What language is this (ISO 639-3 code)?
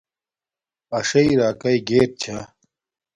dmk